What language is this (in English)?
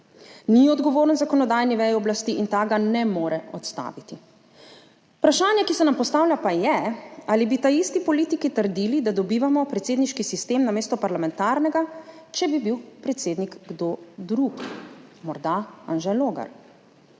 Slovenian